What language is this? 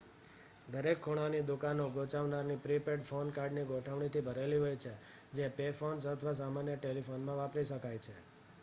Gujarati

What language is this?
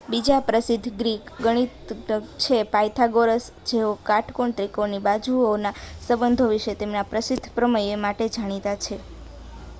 Gujarati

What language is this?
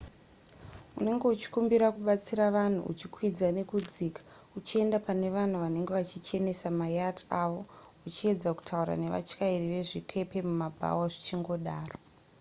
Shona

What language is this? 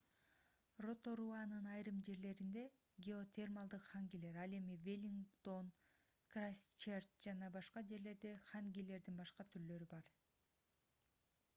Kyrgyz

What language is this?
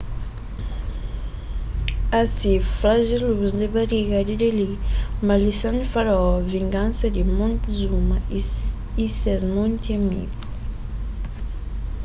Kabuverdianu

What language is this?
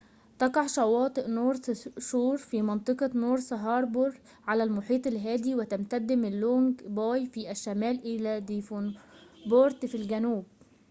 Arabic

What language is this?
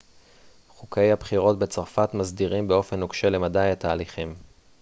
Hebrew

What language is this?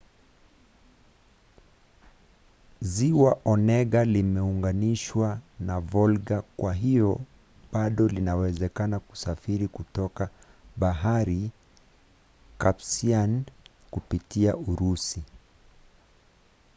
Swahili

